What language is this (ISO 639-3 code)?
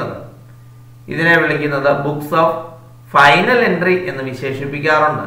ind